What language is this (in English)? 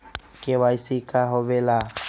Magahi